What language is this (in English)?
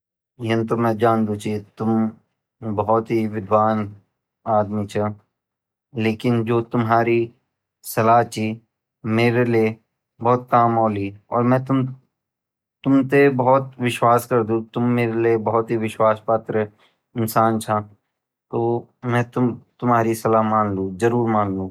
Garhwali